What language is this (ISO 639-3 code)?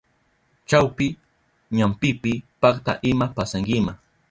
qup